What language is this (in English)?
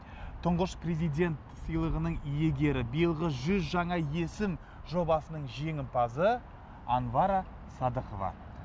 Kazakh